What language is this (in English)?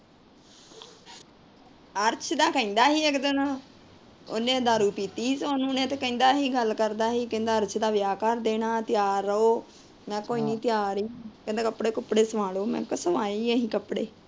Punjabi